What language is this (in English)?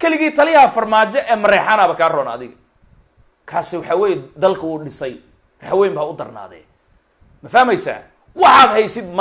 Arabic